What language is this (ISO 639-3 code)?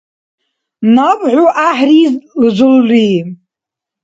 dar